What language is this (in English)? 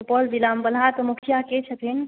Maithili